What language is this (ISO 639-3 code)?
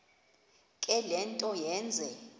xho